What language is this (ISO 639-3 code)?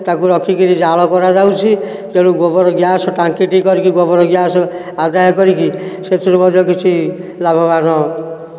ori